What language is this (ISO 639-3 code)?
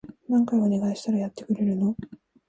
jpn